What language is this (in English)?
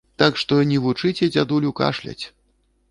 Belarusian